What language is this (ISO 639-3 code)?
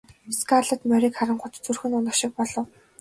mon